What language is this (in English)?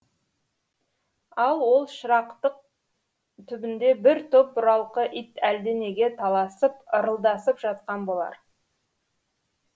Kazakh